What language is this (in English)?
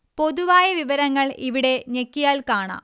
Malayalam